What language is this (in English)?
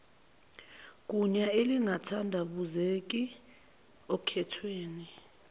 Zulu